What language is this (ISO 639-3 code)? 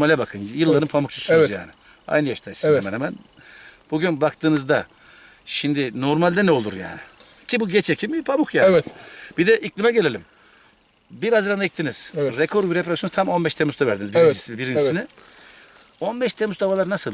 tur